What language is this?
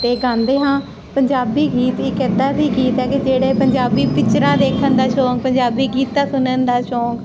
Punjabi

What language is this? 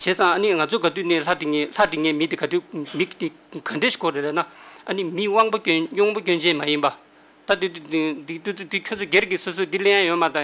Korean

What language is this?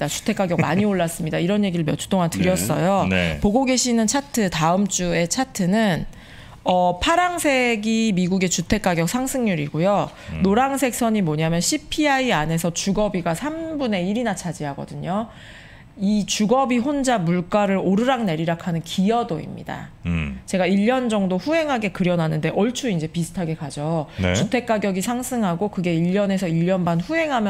Korean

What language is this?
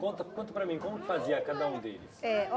Portuguese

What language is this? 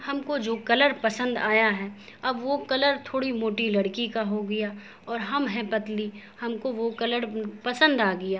Urdu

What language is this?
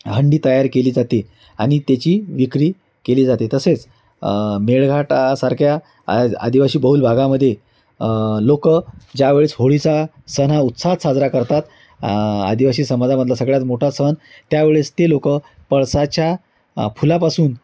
Marathi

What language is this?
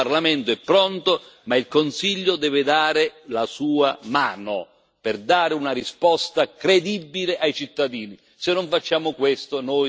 Italian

